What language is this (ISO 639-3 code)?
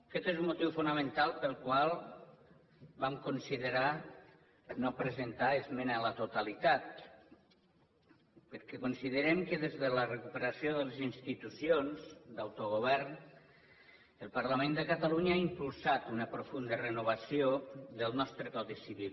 cat